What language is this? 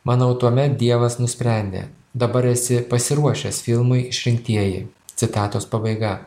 Lithuanian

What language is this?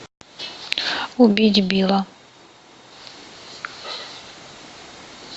Russian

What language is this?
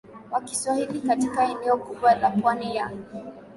Swahili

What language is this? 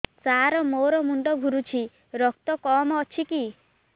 Odia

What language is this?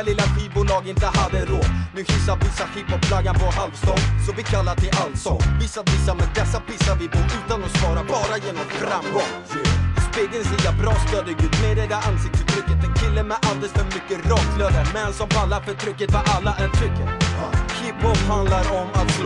Swedish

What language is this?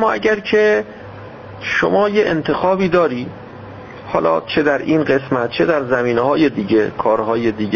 Persian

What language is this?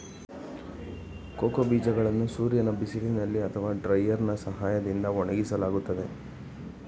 Kannada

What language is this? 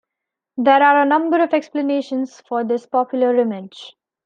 English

